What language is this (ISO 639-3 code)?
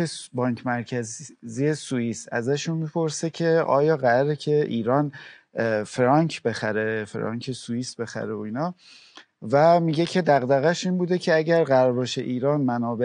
fas